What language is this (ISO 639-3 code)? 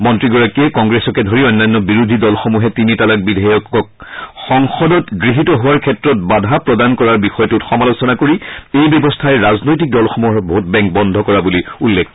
asm